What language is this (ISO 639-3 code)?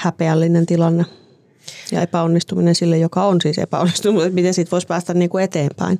fin